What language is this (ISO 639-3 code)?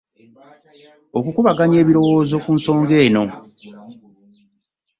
lug